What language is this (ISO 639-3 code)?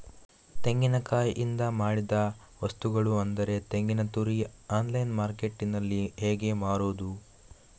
kan